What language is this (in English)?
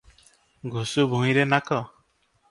Odia